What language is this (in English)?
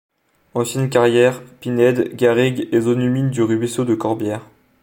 French